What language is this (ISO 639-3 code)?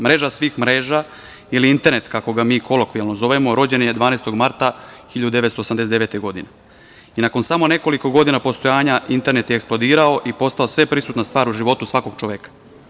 srp